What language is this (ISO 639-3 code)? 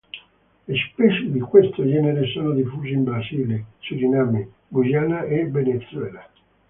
ita